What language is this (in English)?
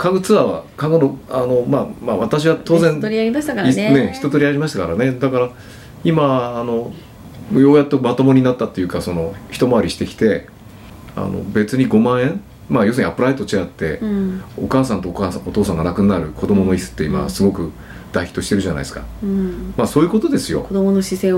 Japanese